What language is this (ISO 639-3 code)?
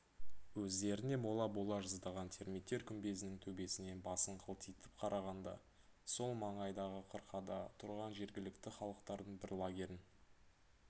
kaz